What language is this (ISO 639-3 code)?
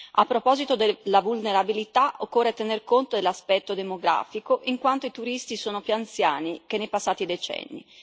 ita